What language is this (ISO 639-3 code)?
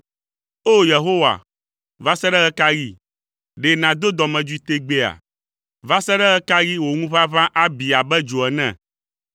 ewe